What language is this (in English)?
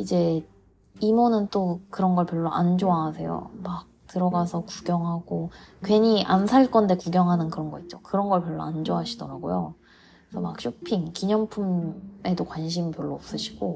Korean